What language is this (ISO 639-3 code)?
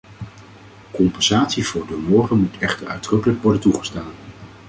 nld